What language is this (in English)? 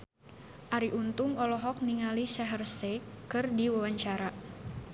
Sundanese